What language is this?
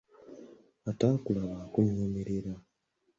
Ganda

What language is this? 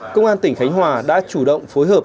Vietnamese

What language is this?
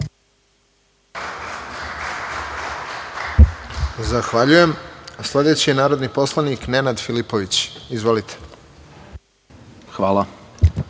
Serbian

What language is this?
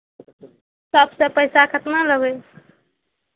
Maithili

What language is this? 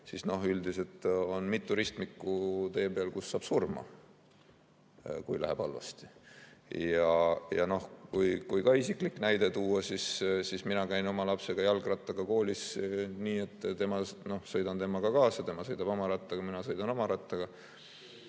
Estonian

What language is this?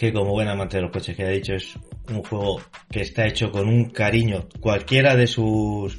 Spanish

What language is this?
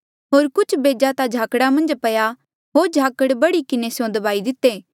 Mandeali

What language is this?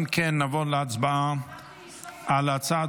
Hebrew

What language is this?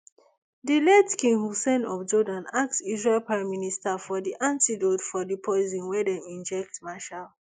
Nigerian Pidgin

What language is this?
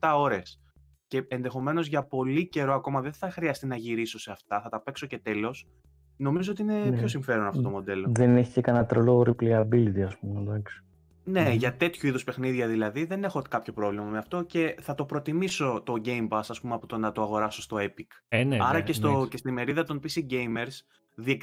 Greek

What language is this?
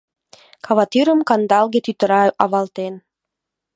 Mari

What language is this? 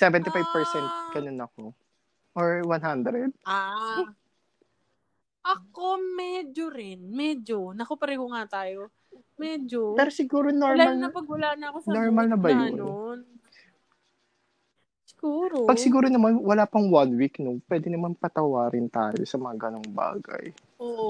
Filipino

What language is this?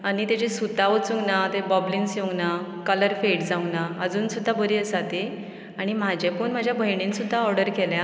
Konkani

